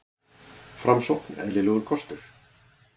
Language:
Icelandic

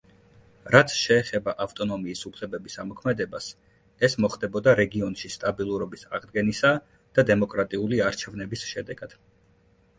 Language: Georgian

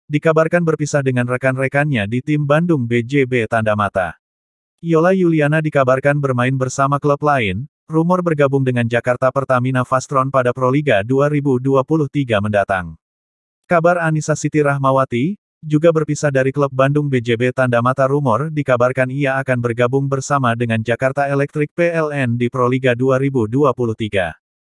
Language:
Indonesian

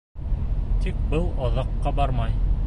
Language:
Bashkir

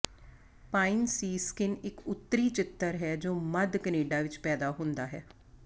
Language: Punjabi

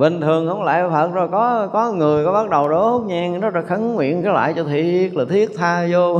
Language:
Vietnamese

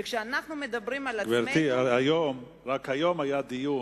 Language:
Hebrew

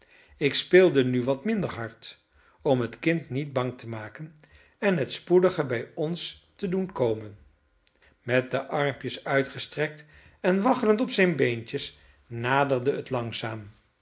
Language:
Dutch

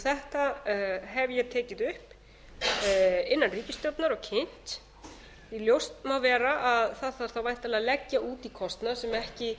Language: Icelandic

